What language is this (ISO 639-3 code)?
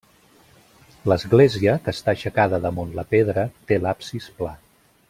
cat